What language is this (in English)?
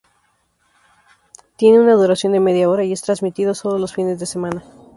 Spanish